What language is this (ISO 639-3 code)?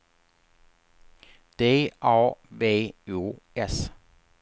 swe